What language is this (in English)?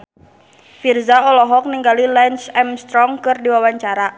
Sundanese